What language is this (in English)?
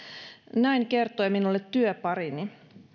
Finnish